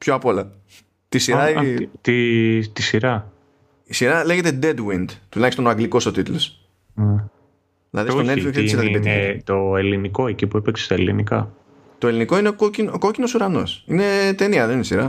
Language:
Greek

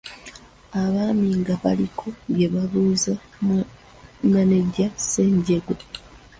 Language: Ganda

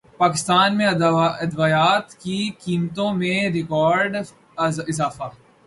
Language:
Urdu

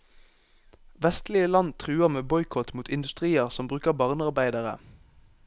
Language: Norwegian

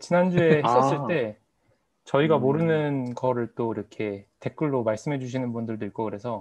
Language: Korean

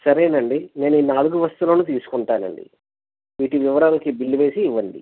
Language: Telugu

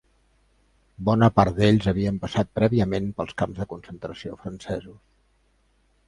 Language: Catalan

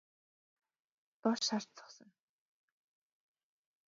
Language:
Mongolian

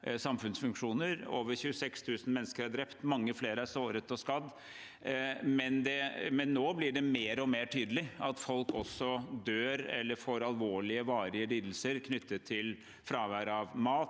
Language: Norwegian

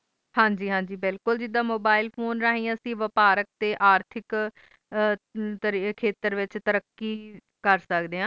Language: Punjabi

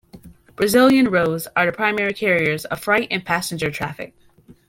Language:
English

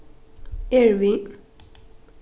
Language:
Faroese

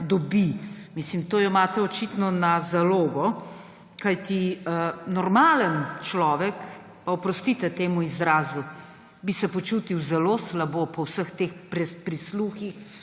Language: Slovenian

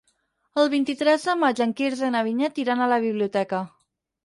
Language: Catalan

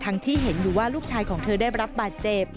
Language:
Thai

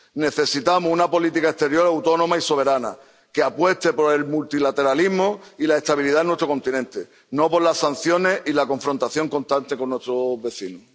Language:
Spanish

